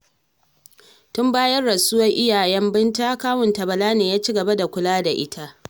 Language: Hausa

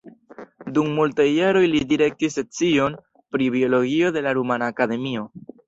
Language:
Esperanto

